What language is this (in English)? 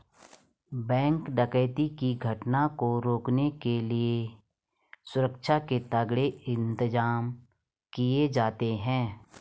Hindi